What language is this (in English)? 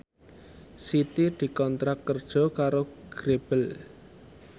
Javanese